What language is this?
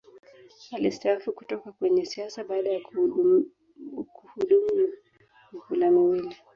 Swahili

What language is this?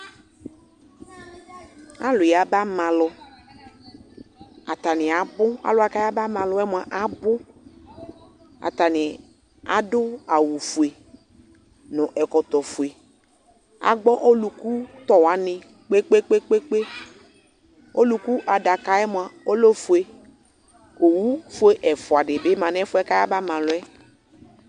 Ikposo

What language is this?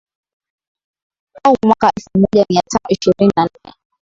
Swahili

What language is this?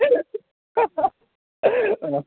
Nepali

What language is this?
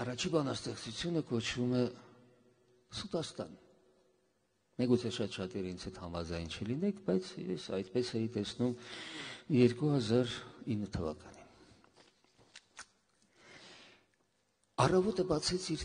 Romanian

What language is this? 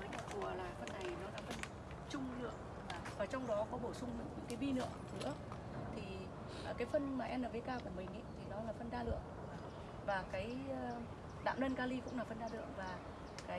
Vietnamese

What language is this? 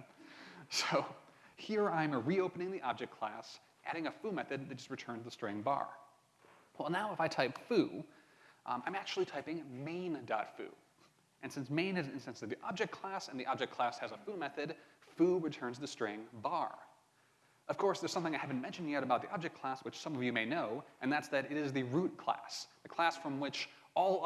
English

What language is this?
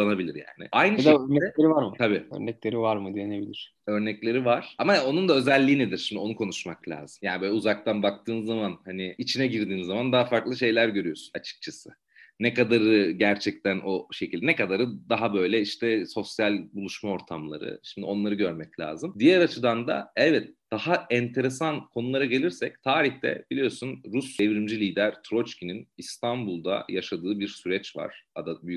Turkish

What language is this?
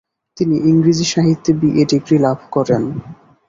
Bangla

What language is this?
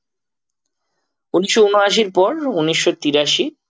Bangla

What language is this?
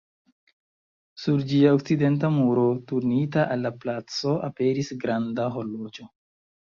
Esperanto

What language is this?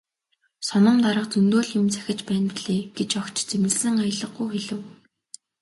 Mongolian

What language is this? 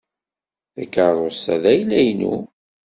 Kabyle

